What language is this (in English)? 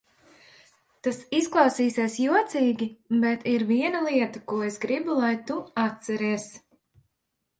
Latvian